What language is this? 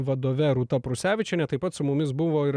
Lithuanian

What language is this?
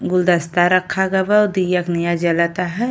Bhojpuri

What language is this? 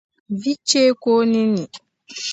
Dagbani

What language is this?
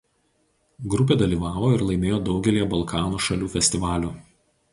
Lithuanian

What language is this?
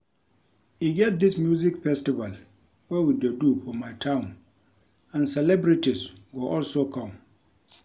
Nigerian Pidgin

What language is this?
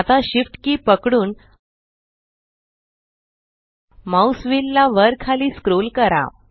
Marathi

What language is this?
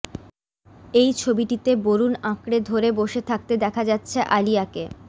Bangla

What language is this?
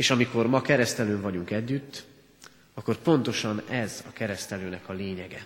Hungarian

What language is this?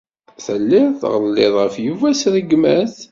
Kabyle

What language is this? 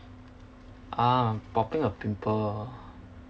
English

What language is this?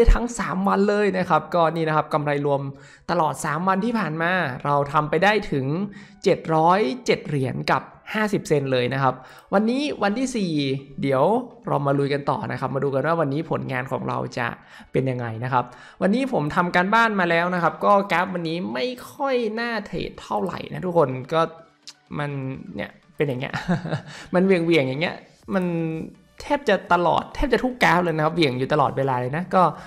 Thai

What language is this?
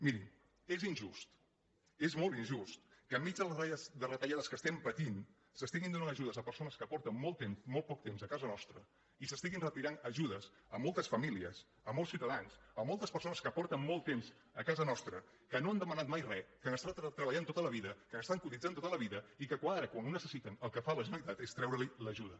Catalan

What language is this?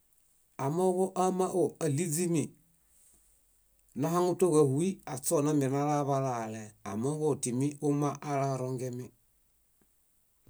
Bayot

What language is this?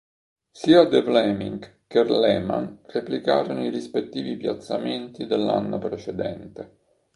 Italian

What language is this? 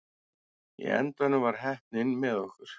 Icelandic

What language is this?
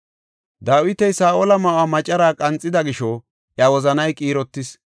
Gofa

